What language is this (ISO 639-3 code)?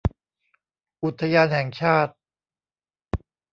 tha